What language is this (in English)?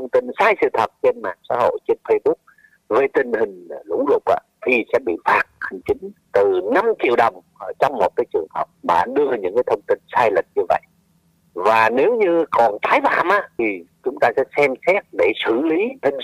Vietnamese